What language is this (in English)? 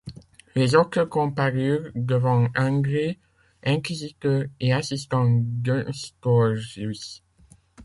French